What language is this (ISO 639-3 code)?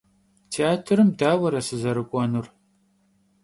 kbd